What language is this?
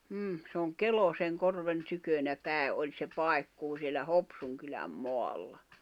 Finnish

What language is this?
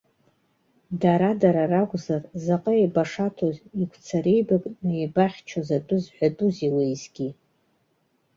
Abkhazian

